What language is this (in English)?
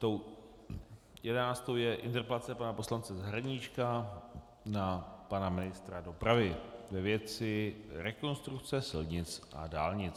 Czech